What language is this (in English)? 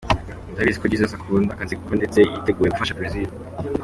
Kinyarwanda